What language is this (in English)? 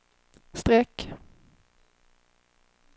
Swedish